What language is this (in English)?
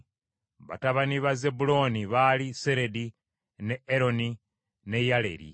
Ganda